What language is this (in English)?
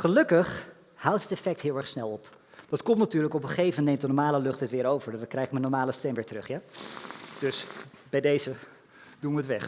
Dutch